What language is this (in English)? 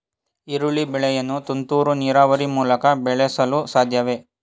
Kannada